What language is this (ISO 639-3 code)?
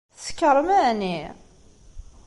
kab